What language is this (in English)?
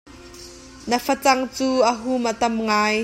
Hakha Chin